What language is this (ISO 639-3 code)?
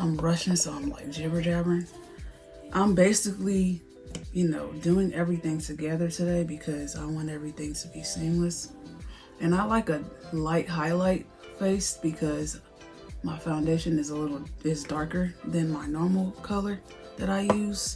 eng